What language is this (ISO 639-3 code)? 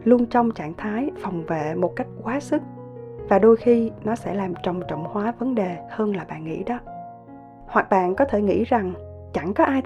vie